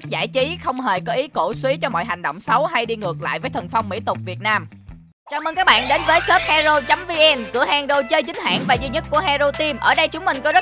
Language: Vietnamese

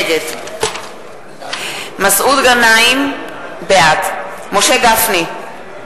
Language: Hebrew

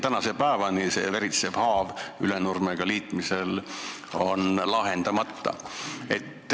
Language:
Estonian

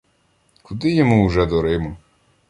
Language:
Ukrainian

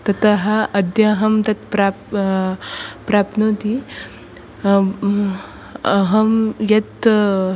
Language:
Sanskrit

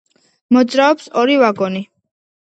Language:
Georgian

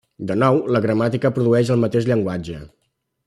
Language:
Catalan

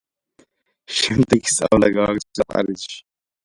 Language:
Georgian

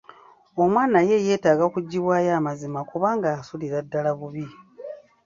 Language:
Ganda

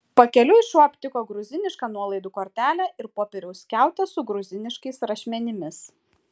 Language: Lithuanian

